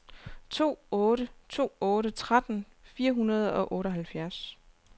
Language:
Danish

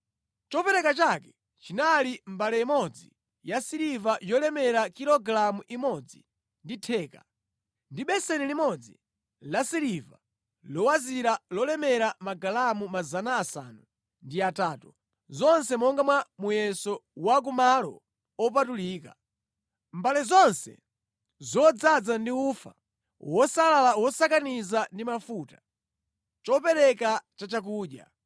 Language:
Nyanja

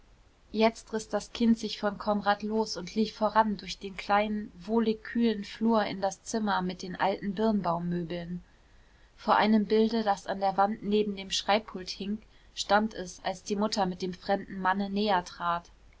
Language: German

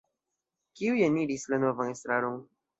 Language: Esperanto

